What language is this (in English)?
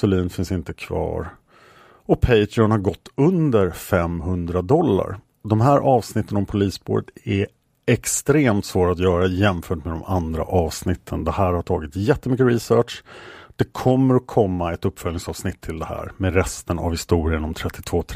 Swedish